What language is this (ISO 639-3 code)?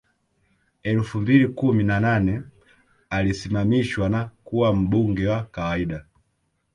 swa